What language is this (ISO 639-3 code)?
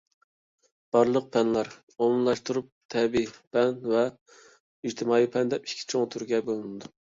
uig